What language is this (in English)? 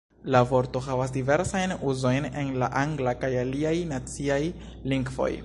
Esperanto